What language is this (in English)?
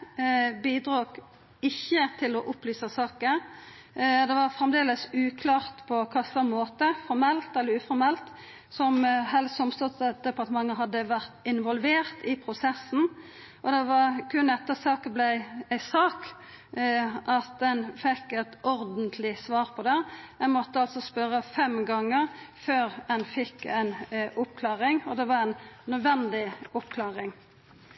Norwegian Nynorsk